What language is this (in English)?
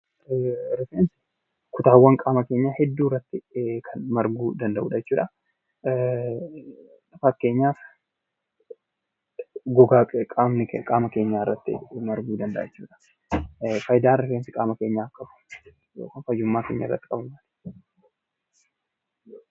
Oromo